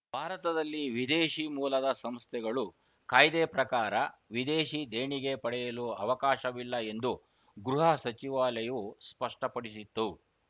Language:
Kannada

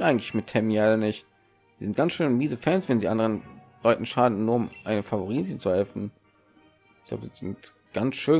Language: German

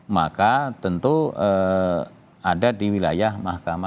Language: Indonesian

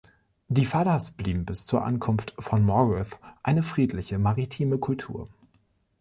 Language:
German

